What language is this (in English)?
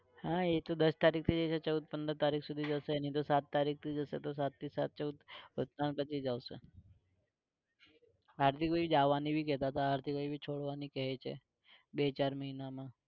Gujarati